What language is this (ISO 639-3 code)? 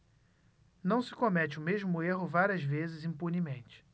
por